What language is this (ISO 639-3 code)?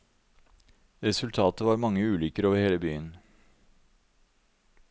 nor